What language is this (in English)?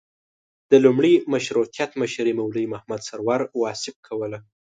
Pashto